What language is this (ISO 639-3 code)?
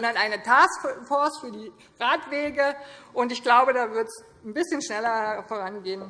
deu